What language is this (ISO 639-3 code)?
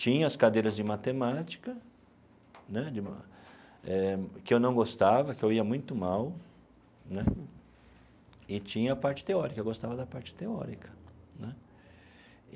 por